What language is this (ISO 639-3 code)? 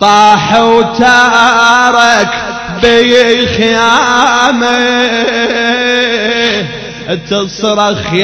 ara